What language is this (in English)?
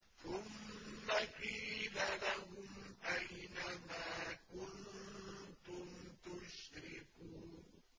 Arabic